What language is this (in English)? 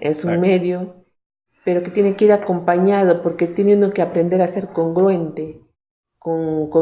Spanish